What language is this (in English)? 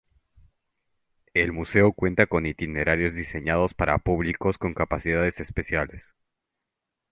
Spanish